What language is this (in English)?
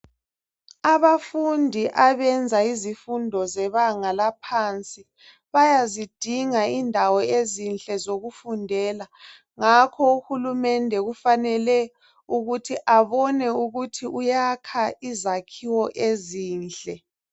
North Ndebele